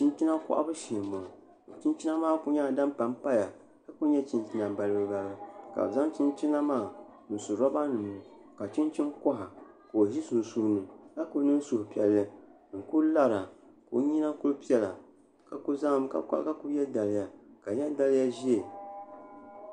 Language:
Dagbani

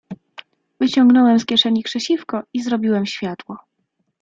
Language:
Polish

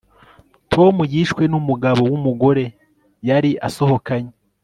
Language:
Kinyarwanda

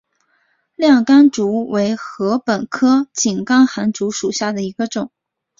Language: Chinese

